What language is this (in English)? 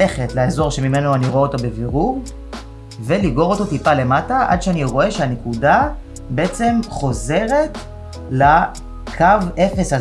Hebrew